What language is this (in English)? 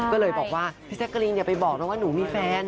Thai